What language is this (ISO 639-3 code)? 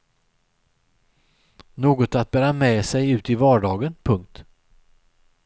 swe